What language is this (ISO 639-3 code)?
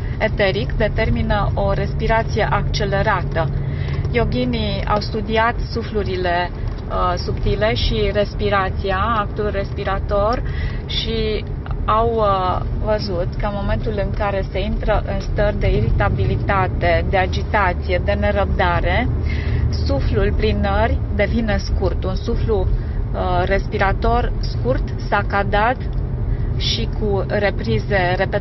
ron